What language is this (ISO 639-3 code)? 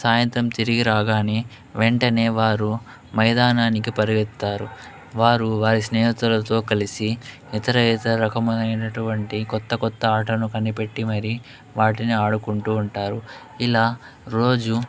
tel